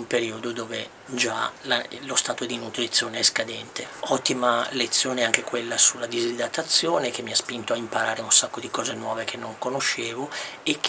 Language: Italian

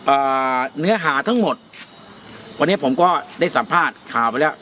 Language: Thai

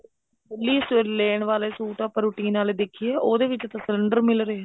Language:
Punjabi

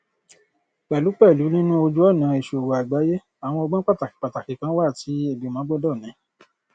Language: Yoruba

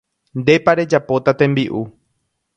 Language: Guarani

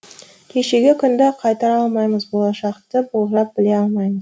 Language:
Kazakh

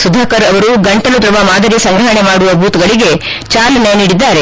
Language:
Kannada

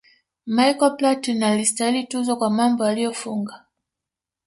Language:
Swahili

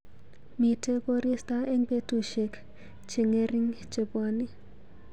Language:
Kalenjin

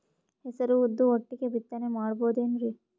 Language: Kannada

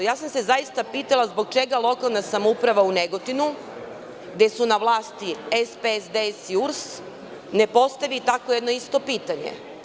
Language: Serbian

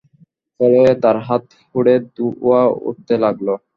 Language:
Bangla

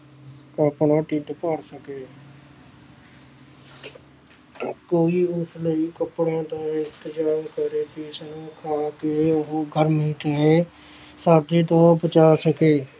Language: Punjabi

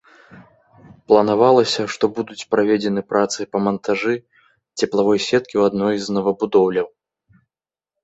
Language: Belarusian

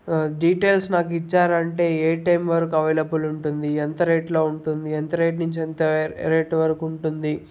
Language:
Telugu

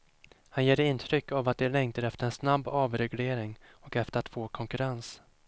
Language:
Swedish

